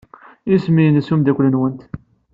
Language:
Kabyle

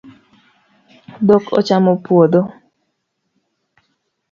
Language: Luo (Kenya and Tanzania)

